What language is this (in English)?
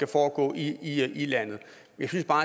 Danish